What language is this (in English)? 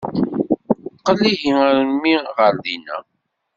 Kabyle